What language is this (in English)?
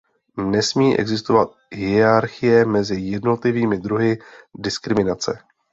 Czech